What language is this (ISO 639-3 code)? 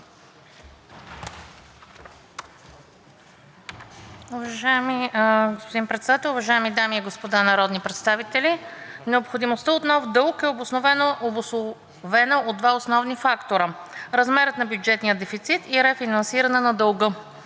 bul